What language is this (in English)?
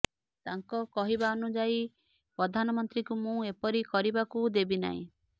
Odia